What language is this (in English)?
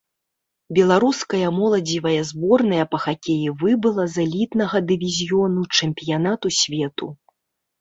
Belarusian